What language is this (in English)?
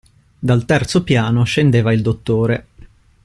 Italian